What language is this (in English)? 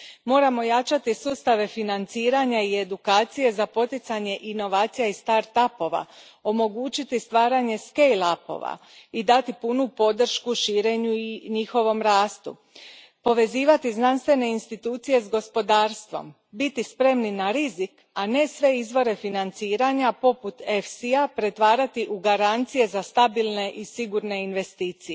Croatian